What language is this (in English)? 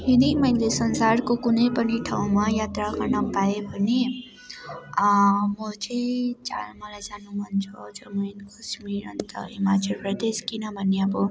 Nepali